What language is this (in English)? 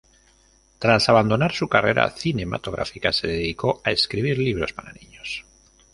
Spanish